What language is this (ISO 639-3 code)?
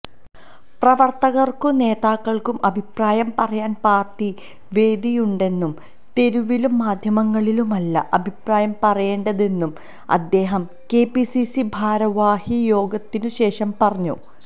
mal